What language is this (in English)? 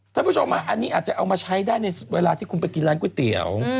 Thai